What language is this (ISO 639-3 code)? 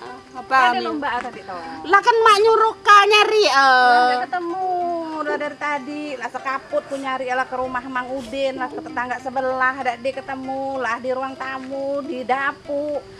ind